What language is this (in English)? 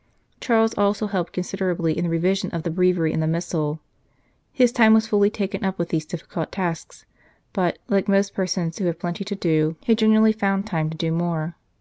English